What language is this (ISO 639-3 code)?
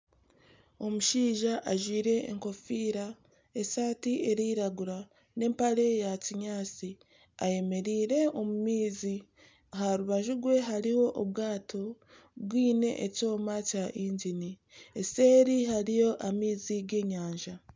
nyn